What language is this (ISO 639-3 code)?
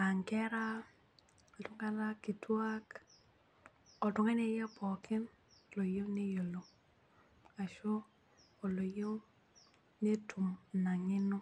mas